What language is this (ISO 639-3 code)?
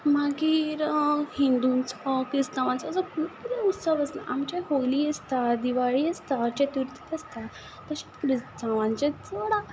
kok